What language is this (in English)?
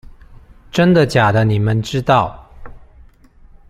Chinese